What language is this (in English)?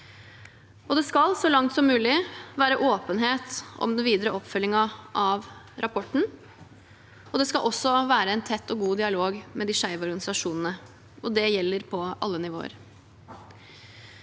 Norwegian